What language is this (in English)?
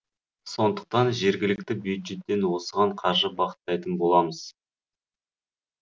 Kazakh